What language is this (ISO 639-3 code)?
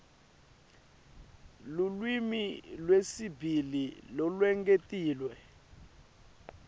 ssw